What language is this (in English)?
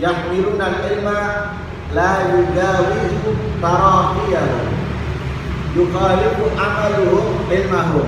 Indonesian